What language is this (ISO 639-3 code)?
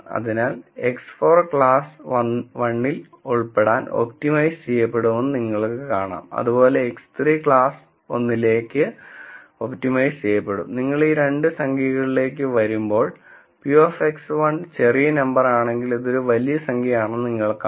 mal